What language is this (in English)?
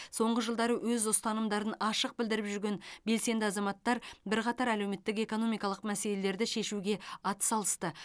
Kazakh